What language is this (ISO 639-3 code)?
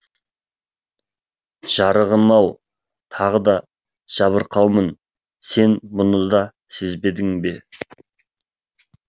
kaz